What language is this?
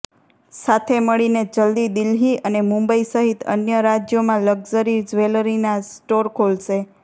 Gujarati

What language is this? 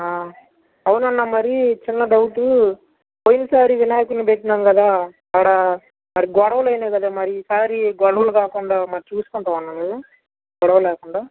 Telugu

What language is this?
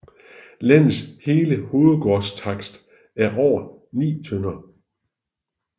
Danish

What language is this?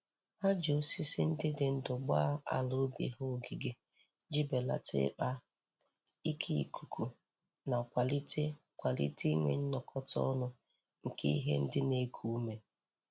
Igbo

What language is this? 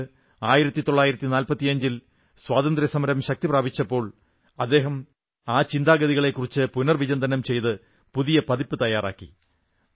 Malayalam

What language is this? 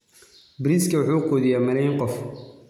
Somali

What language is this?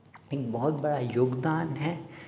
Hindi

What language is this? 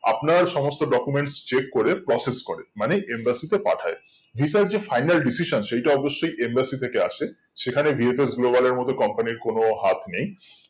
Bangla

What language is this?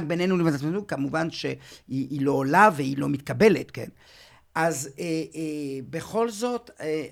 Hebrew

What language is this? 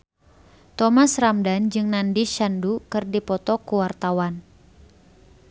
Sundanese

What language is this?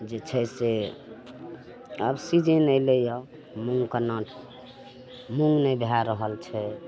Maithili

